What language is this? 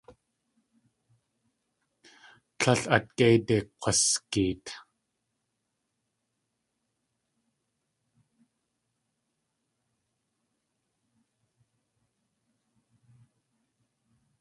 Tlingit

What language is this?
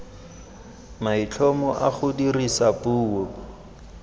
Tswana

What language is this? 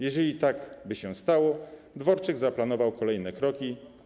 Polish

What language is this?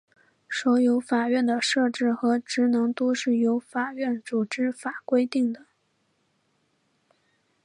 Chinese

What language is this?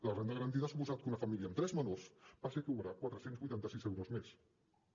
Catalan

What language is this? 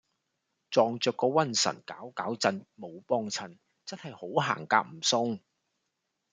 Cantonese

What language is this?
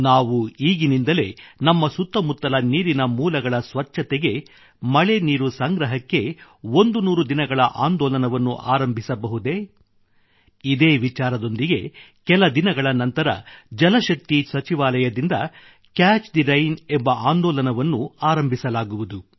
Kannada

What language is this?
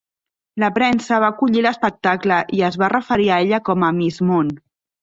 Catalan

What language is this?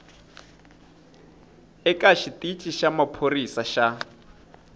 Tsonga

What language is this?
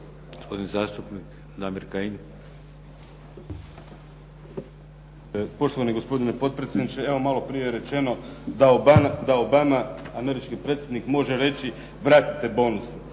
Croatian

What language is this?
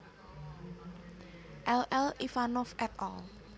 Javanese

